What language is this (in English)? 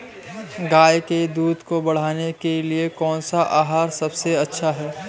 Hindi